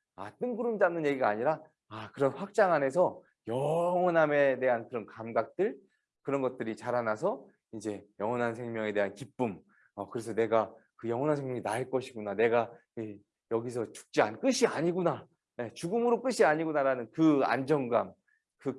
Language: Korean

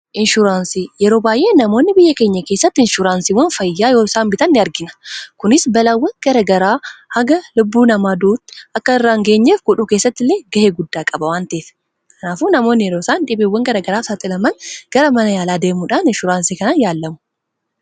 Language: Oromo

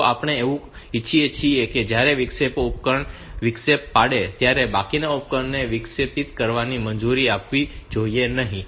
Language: Gujarati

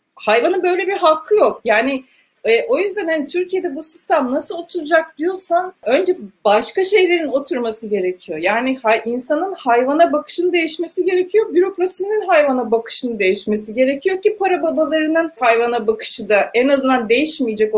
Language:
Turkish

